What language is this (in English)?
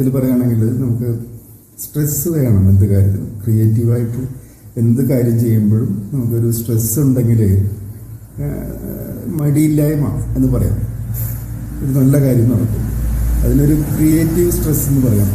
Turkish